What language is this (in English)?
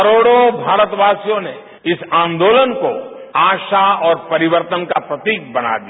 Hindi